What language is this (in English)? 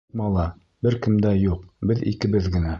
Bashkir